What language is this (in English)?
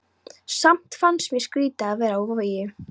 Icelandic